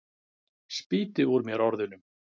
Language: Icelandic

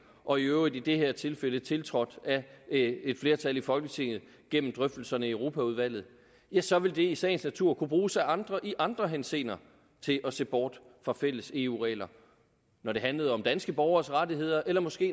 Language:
Danish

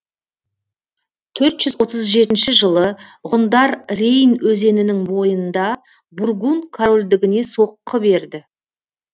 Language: Kazakh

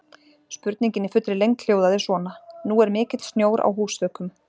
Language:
Icelandic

